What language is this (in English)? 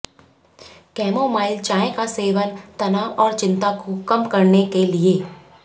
Hindi